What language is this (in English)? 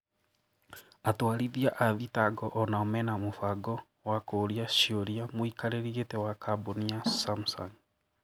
Kikuyu